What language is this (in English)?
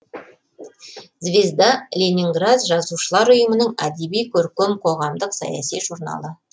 Kazakh